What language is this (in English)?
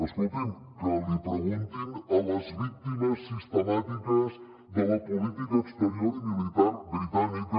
Catalan